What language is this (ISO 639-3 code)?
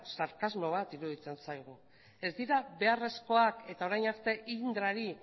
eus